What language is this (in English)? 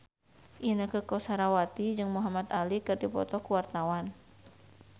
Sundanese